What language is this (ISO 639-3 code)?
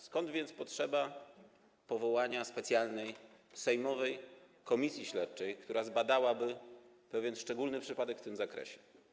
pol